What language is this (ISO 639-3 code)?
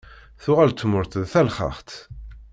kab